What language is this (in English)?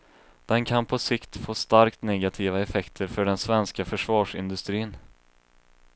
Swedish